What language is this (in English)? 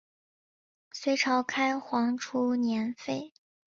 Chinese